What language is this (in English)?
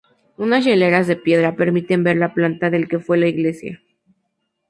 Spanish